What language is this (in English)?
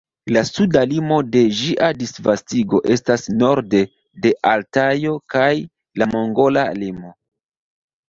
Esperanto